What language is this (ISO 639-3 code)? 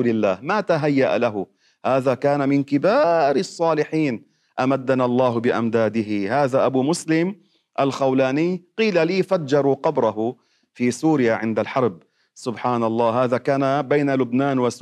ara